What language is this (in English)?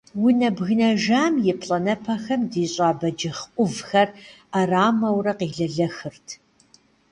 Kabardian